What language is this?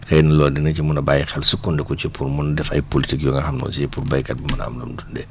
Wolof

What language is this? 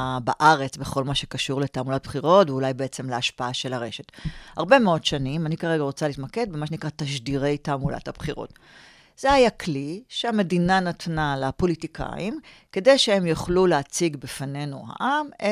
Hebrew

